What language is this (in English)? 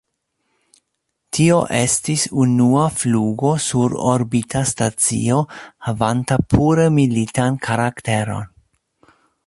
Esperanto